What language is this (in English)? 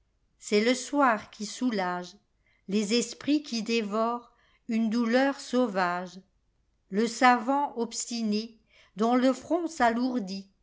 French